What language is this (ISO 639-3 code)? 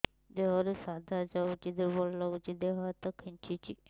ori